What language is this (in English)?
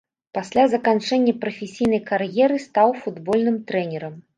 Belarusian